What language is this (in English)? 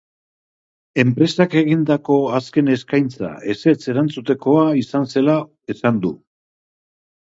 Basque